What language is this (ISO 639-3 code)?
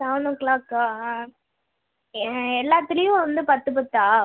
tam